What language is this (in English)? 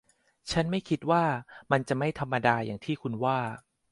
Thai